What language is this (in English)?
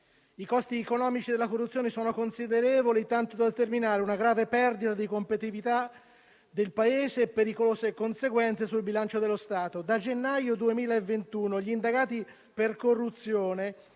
Italian